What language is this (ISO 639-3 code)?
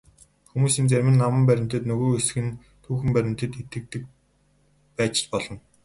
mon